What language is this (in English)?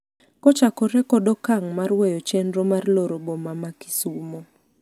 Luo (Kenya and Tanzania)